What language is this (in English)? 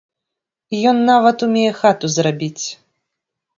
Belarusian